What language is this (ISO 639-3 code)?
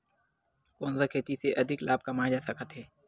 hne